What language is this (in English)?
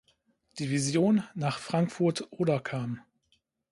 German